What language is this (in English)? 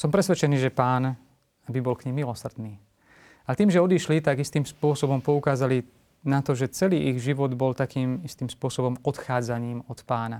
Slovak